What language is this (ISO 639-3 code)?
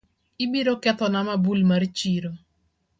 luo